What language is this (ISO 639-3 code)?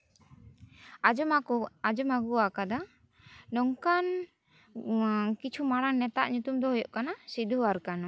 sat